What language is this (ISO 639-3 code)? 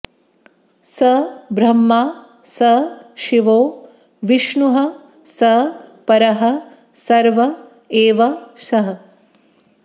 san